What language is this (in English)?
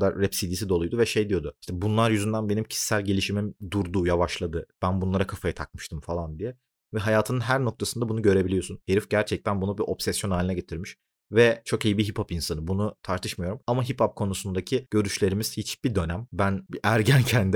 Turkish